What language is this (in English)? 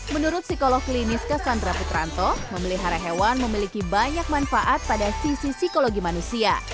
Indonesian